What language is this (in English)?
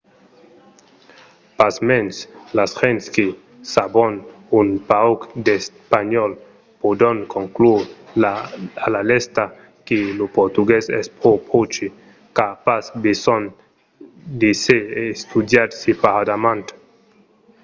Occitan